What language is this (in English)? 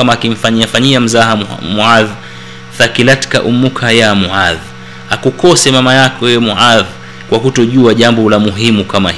Swahili